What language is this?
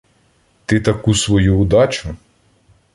Ukrainian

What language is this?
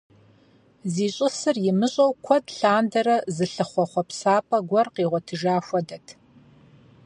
Kabardian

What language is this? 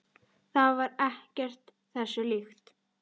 Icelandic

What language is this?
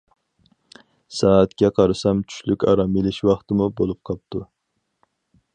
Uyghur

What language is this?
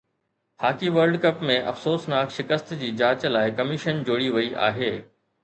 Sindhi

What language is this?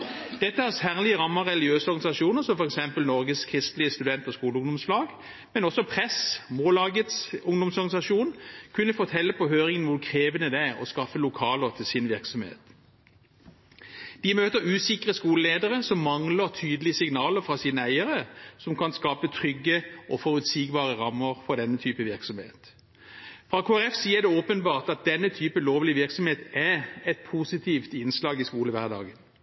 Norwegian Bokmål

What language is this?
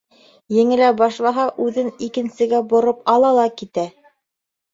Bashkir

